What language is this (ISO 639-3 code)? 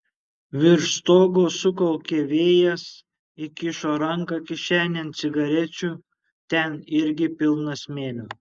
lit